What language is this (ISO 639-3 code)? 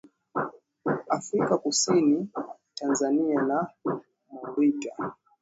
swa